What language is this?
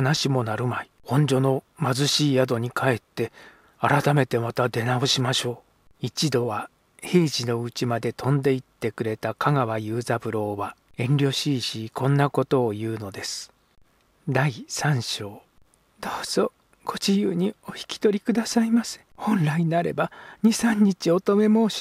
Japanese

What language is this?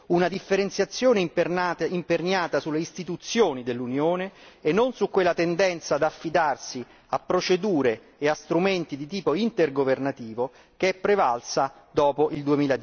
Italian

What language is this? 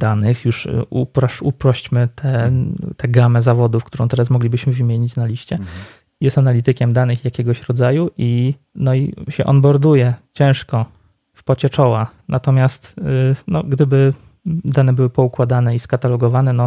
Polish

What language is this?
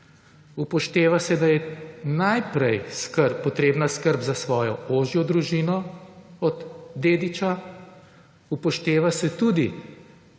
Slovenian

